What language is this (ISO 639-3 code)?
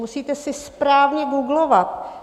ces